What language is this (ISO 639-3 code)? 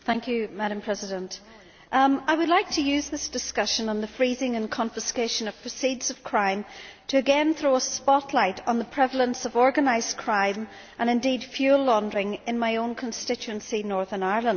eng